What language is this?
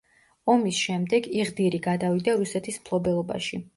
Georgian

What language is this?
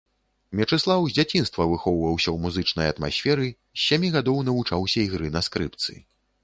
Belarusian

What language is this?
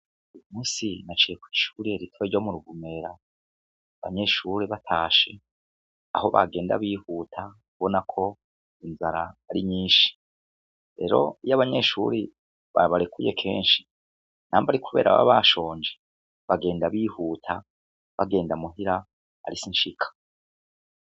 Rundi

